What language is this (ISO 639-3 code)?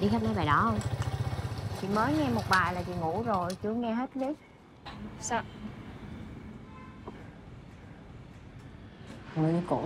vie